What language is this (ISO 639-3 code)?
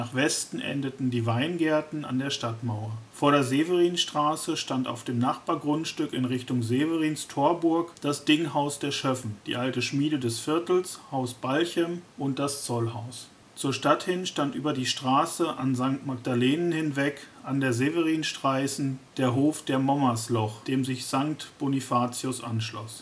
deu